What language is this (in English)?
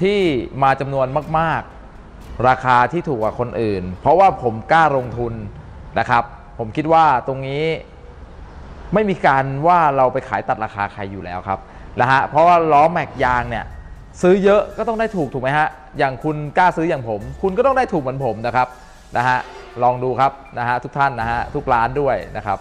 Thai